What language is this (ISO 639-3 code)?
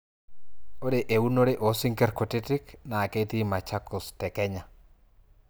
mas